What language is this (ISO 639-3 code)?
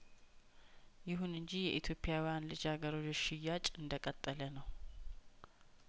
amh